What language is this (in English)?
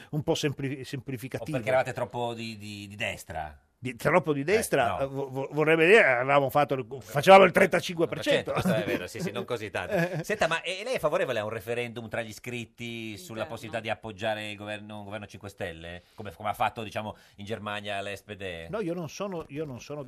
Italian